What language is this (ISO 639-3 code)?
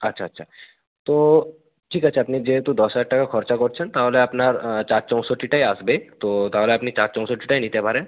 ben